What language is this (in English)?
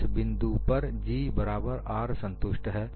Hindi